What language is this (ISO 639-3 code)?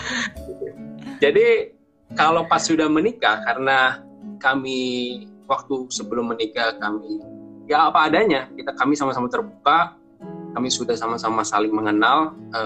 ind